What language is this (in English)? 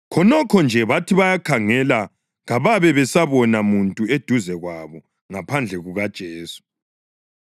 North Ndebele